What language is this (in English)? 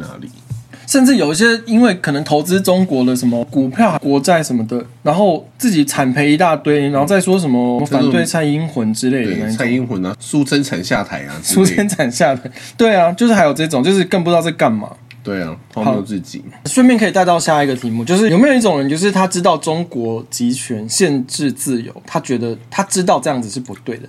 Chinese